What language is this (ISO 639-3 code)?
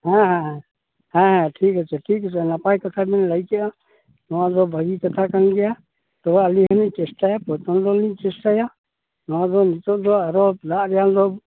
sat